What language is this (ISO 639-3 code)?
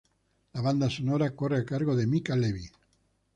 spa